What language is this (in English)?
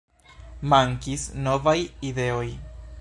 Esperanto